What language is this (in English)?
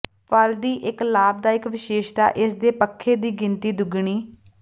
Punjabi